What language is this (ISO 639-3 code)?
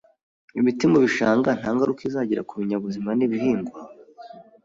kin